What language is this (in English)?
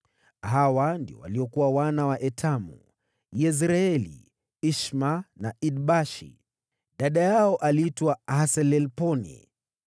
Swahili